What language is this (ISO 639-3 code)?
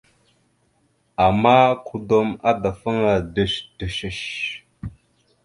mxu